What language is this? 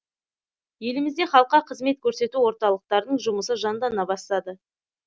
Kazakh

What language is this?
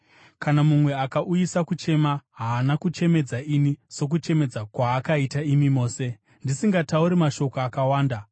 Shona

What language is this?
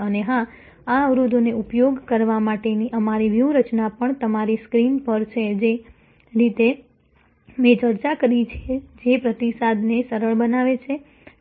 Gujarati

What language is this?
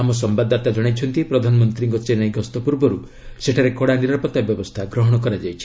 Odia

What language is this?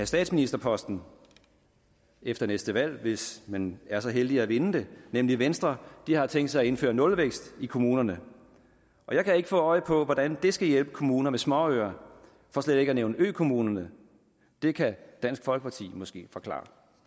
Danish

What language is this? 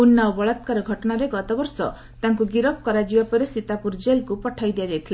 Odia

